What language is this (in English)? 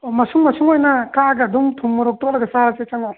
Manipuri